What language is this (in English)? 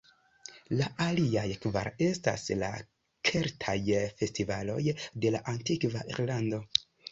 Esperanto